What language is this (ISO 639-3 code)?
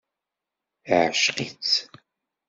kab